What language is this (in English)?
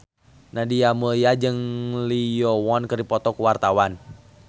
Sundanese